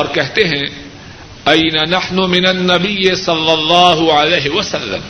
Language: Urdu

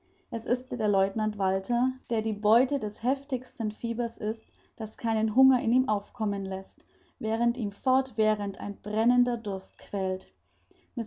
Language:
German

